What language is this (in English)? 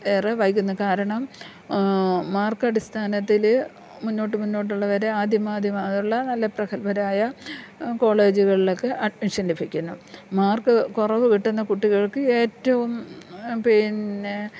Malayalam